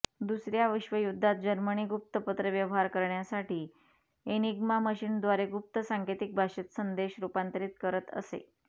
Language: Marathi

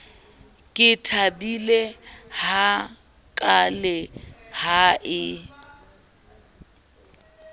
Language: Southern Sotho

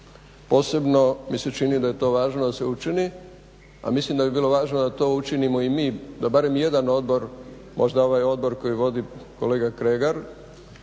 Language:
Croatian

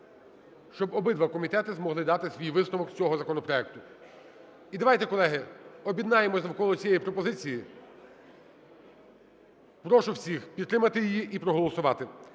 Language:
Ukrainian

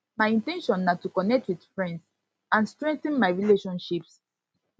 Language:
Nigerian Pidgin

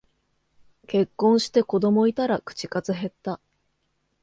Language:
Japanese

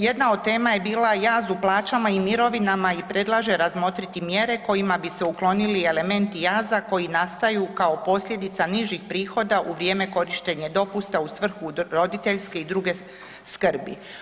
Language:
Croatian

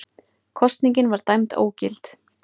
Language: Icelandic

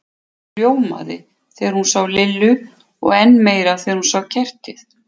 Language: Icelandic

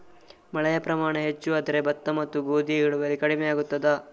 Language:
Kannada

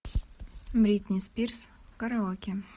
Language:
Russian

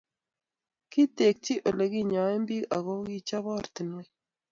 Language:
Kalenjin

